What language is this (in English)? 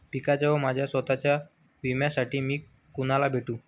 Marathi